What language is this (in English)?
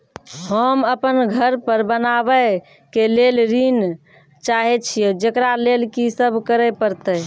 Maithili